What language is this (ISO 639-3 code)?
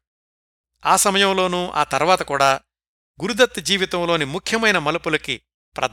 tel